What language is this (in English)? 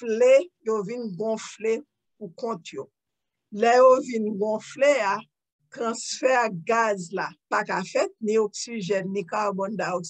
English